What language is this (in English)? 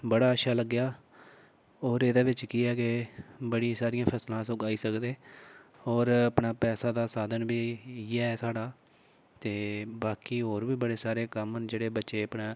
Dogri